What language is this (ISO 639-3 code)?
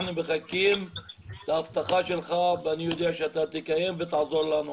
heb